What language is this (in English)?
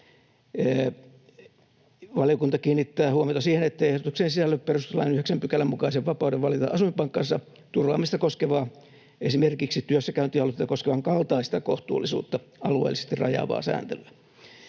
Finnish